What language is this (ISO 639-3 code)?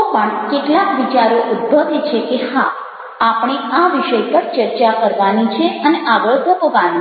guj